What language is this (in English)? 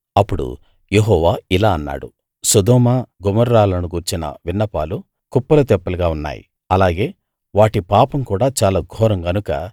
Telugu